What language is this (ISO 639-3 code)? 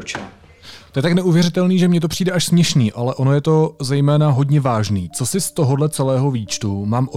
ces